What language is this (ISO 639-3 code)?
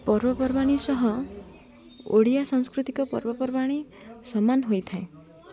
ori